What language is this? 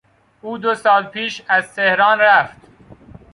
Persian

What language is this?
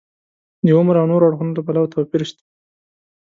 Pashto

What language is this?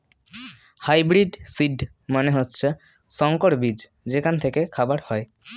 Bangla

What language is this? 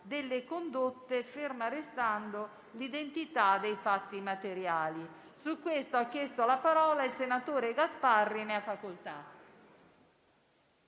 Italian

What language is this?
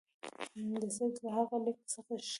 Pashto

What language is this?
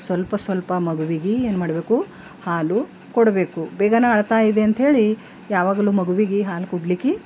Kannada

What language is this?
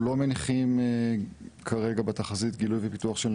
Hebrew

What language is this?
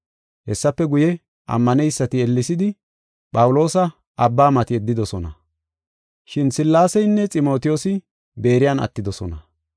Gofa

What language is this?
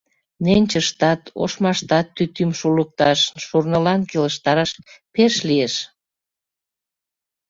Mari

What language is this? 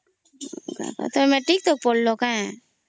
Odia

